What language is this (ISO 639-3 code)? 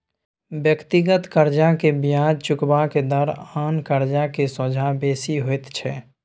mai